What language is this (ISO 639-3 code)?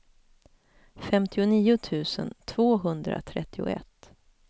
swe